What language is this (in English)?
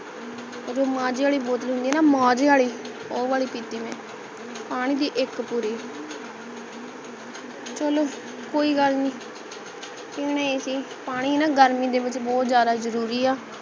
Punjabi